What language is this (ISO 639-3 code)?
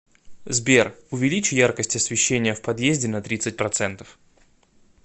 rus